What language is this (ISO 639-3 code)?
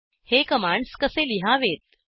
mar